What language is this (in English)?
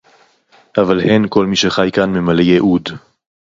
Hebrew